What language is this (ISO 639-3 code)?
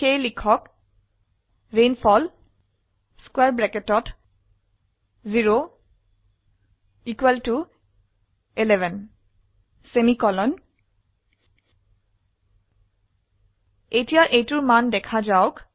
asm